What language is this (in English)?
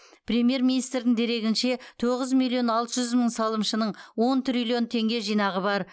Kazakh